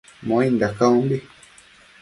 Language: Matsés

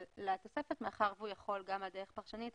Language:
Hebrew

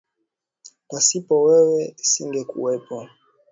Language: Swahili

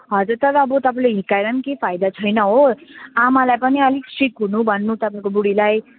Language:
Nepali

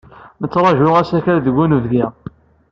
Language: Kabyle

